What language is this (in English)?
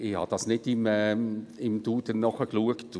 Swiss German